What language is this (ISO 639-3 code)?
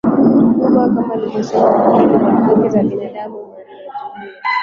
swa